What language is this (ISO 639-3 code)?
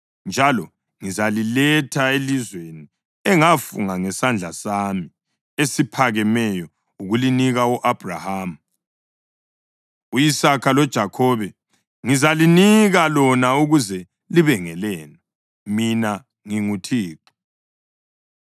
nde